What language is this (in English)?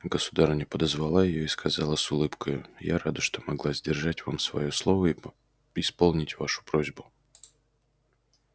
Russian